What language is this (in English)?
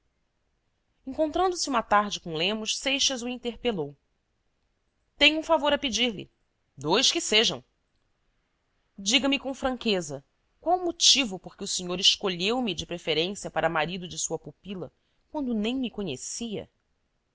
Portuguese